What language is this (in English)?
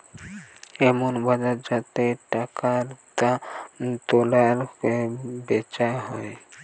Bangla